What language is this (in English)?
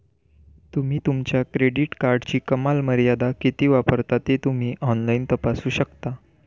Marathi